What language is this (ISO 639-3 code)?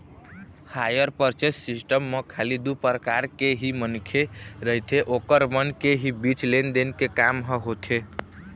hne